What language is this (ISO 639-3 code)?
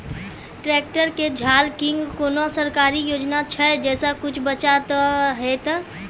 mai